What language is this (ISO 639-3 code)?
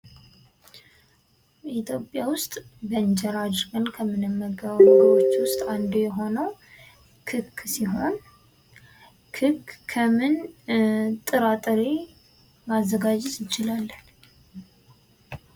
amh